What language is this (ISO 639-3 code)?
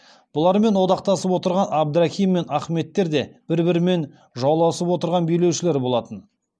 kaz